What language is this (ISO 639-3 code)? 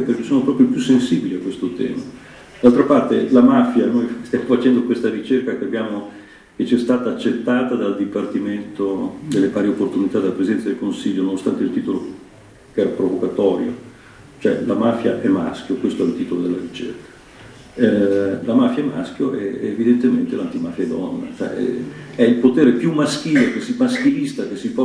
ita